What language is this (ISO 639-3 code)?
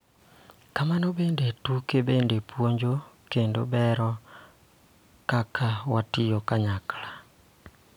luo